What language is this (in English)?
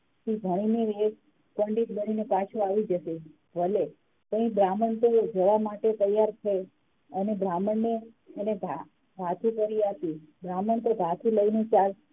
Gujarati